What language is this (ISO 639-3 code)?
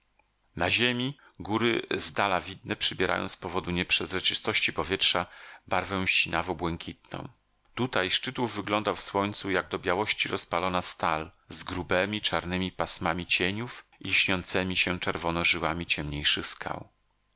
pol